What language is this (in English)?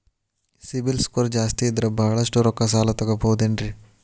Kannada